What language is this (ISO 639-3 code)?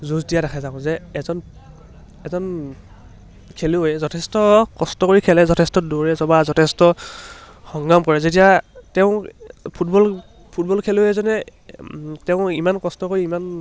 asm